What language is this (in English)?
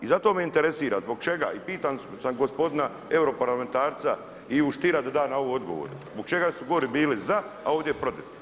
Croatian